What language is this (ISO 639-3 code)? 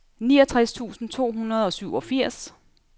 dan